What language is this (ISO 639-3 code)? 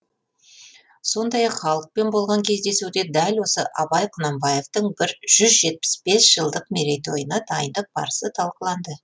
kaz